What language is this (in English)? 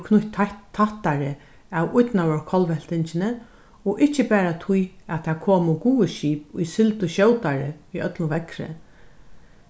Faroese